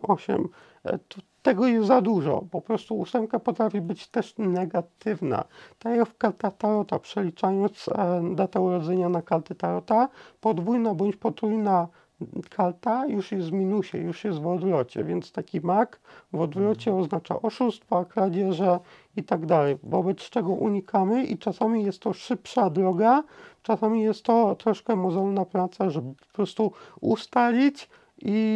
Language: Polish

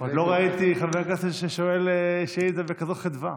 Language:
Hebrew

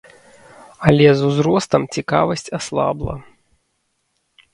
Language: Belarusian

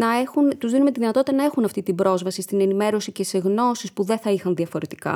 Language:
Greek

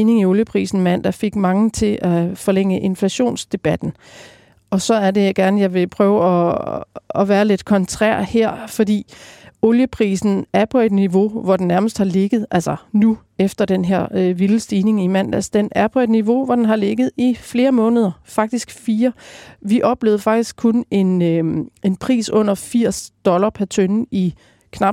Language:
Danish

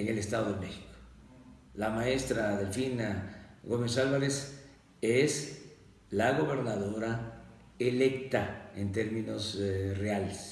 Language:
Spanish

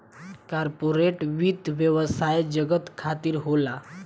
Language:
Bhojpuri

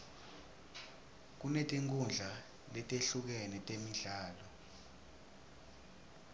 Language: Swati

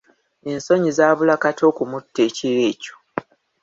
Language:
Ganda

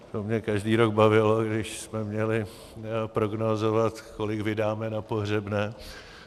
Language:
Czech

